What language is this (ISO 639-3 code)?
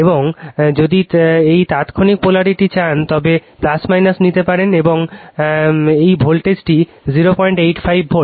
ben